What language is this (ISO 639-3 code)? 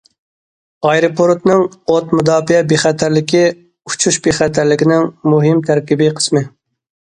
uig